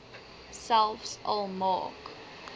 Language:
Afrikaans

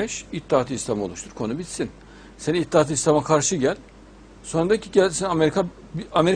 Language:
Turkish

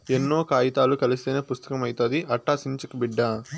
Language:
Telugu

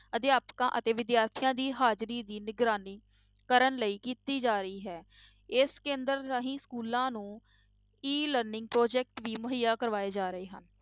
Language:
Punjabi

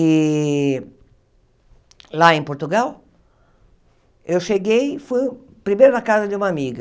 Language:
Portuguese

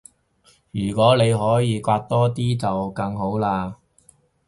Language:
Cantonese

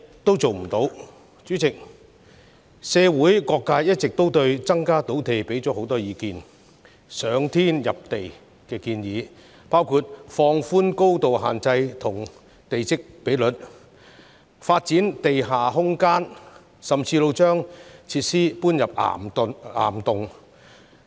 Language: Cantonese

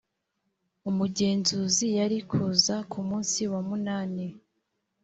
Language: Kinyarwanda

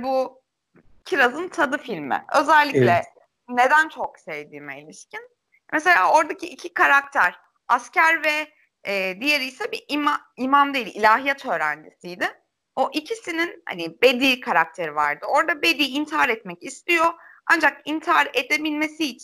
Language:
Turkish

